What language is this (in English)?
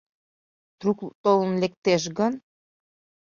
Mari